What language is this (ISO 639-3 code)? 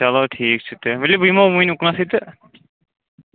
kas